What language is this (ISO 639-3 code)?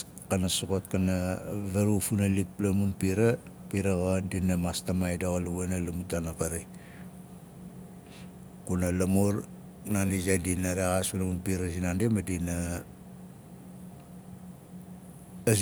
nal